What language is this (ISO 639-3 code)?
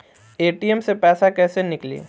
bho